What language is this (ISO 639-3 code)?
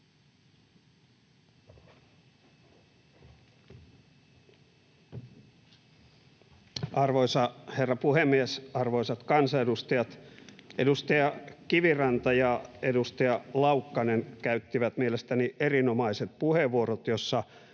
fin